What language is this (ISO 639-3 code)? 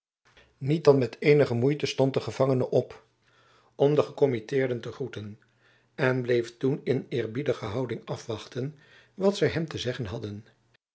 nld